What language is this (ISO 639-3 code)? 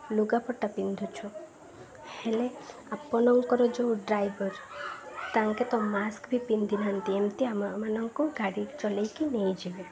ori